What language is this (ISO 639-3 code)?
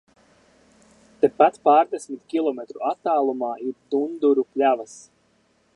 lav